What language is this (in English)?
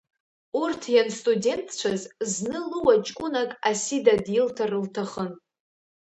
Abkhazian